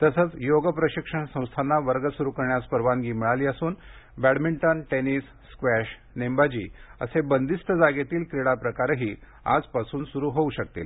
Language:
Marathi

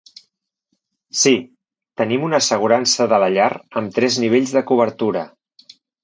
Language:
Catalan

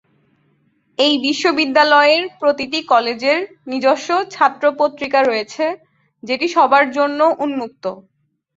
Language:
Bangla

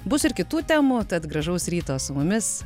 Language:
Lithuanian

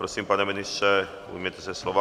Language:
Czech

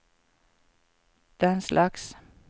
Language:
Norwegian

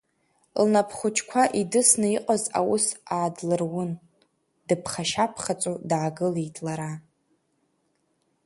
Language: Abkhazian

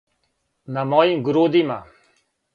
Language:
Serbian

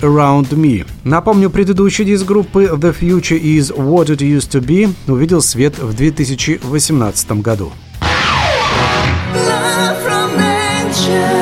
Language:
Russian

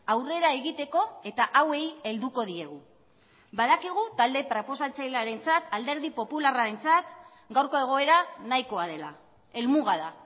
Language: Basque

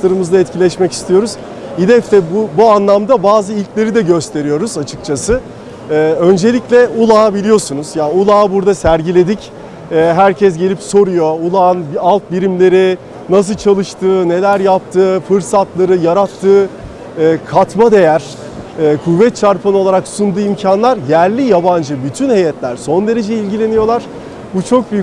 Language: Turkish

